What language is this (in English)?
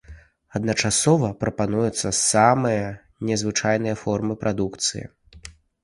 Belarusian